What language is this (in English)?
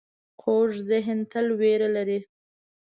Pashto